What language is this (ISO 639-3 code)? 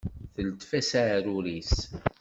kab